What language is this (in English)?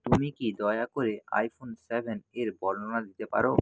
Bangla